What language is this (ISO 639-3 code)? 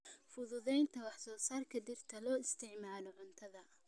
som